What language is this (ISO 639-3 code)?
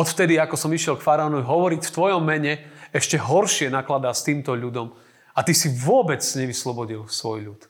slk